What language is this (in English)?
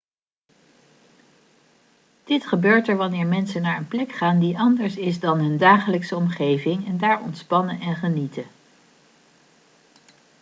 Dutch